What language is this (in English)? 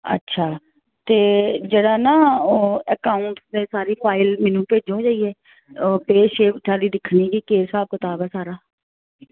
Dogri